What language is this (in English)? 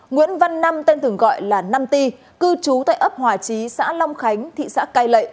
Vietnamese